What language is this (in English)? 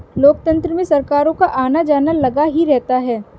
Hindi